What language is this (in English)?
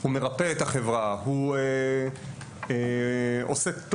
Hebrew